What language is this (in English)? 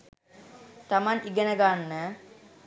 Sinhala